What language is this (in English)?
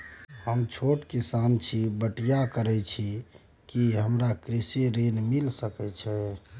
Maithili